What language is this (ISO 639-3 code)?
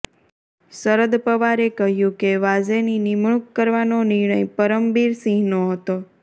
guj